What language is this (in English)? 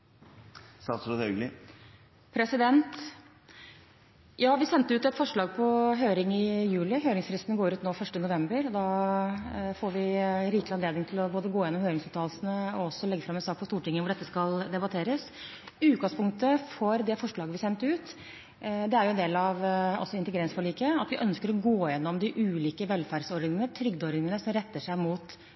Norwegian Bokmål